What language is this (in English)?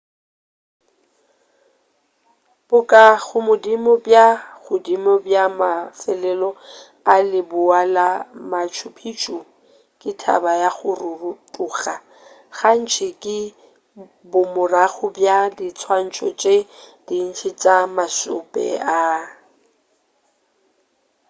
Northern Sotho